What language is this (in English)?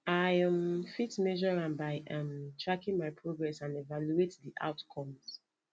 Nigerian Pidgin